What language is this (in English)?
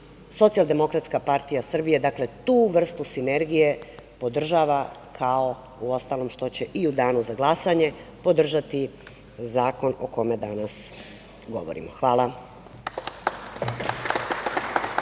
Serbian